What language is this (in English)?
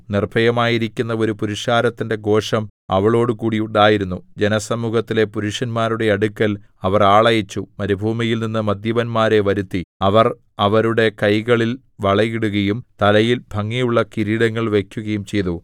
Malayalam